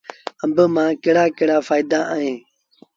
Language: Sindhi Bhil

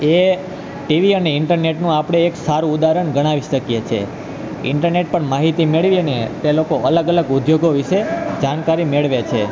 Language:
Gujarati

